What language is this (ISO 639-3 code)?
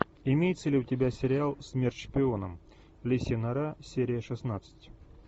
rus